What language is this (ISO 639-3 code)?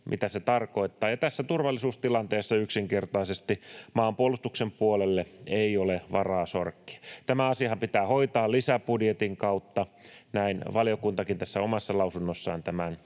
fin